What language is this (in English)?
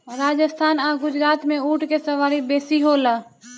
Bhojpuri